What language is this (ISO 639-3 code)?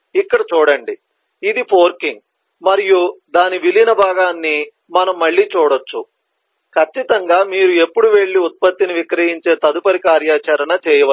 tel